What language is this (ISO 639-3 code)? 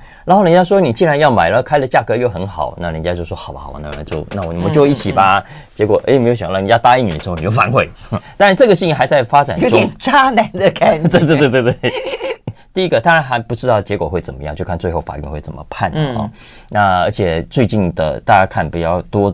zho